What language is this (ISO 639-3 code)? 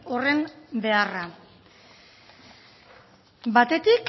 eus